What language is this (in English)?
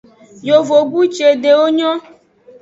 Aja (Benin)